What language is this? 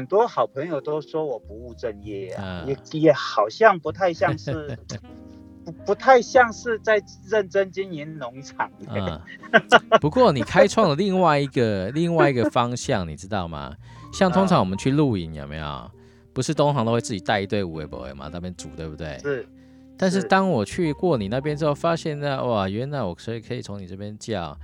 Chinese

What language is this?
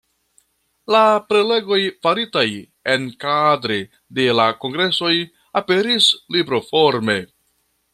Esperanto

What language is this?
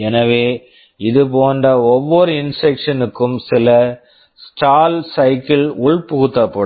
Tamil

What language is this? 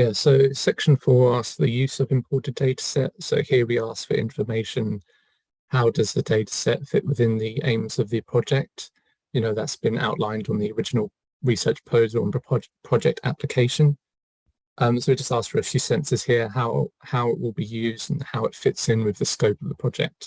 English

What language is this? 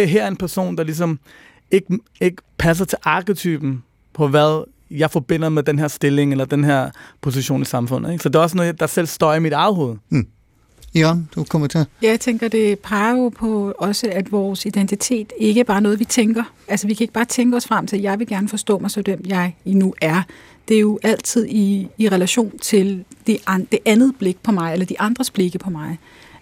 Danish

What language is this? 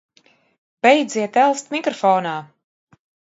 Latvian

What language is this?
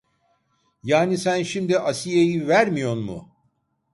Turkish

